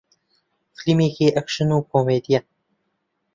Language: Central Kurdish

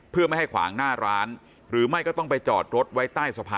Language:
Thai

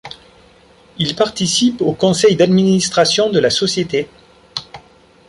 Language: French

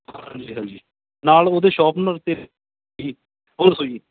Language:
Punjabi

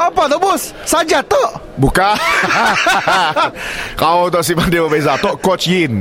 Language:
Malay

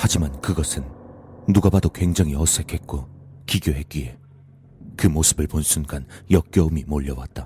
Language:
Korean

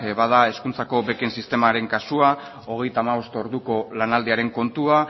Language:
Basque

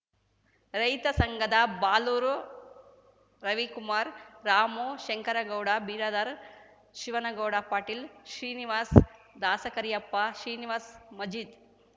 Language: Kannada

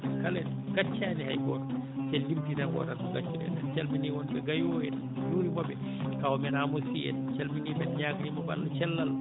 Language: Fula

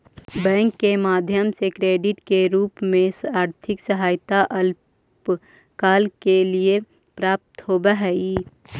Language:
Magahi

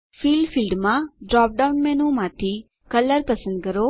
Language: Gujarati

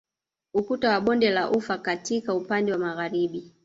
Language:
Swahili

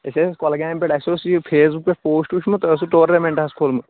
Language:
Kashmiri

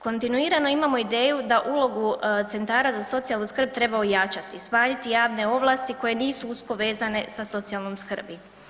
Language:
Croatian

